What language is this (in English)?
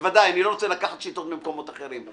Hebrew